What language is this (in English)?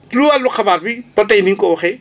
Wolof